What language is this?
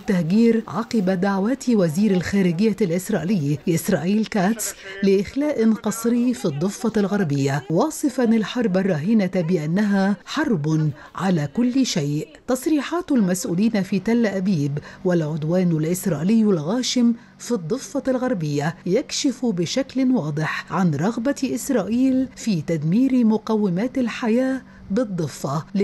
Arabic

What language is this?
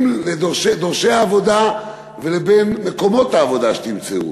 Hebrew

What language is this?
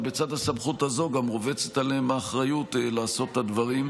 Hebrew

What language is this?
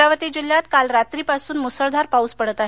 Marathi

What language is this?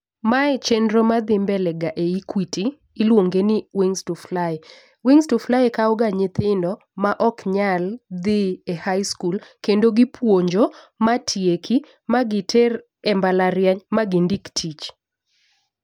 Luo (Kenya and Tanzania)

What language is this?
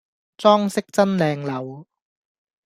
Cantonese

